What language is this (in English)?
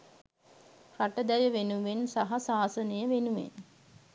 Sinhala